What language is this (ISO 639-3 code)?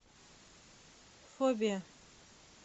rus